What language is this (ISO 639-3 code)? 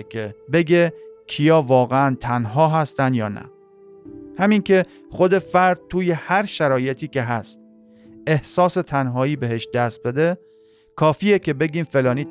fas